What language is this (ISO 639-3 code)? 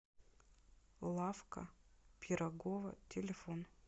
rus